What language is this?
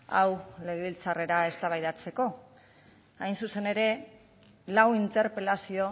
Basque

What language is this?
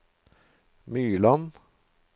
Norwegian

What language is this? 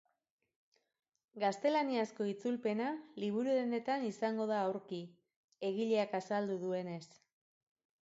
Basque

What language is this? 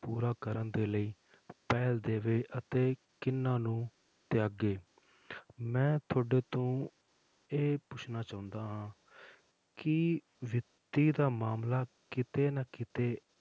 Punjabi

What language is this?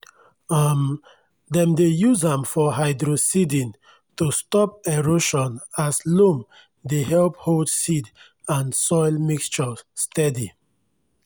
Nigerian Pidgin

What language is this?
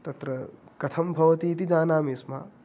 Sanskrit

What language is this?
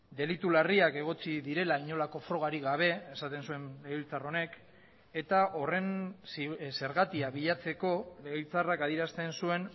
Basque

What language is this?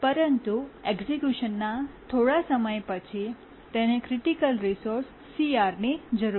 Gujarati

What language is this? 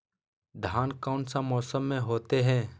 Magahi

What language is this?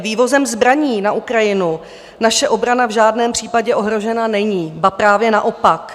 Czech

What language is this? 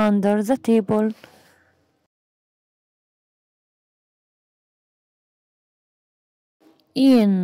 Arabic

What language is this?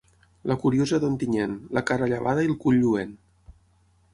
Catalan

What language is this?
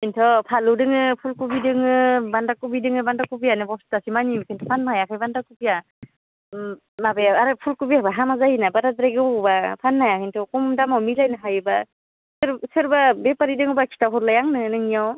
Bodo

